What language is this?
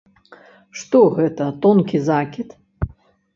Belarusian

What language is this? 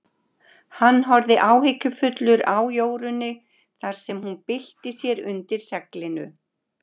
Icelandic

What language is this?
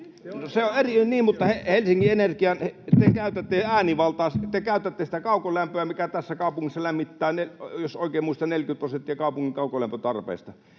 Finnish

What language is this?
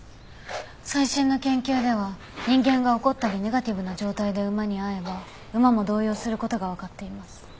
Japanese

